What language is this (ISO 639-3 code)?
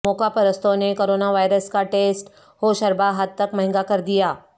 urd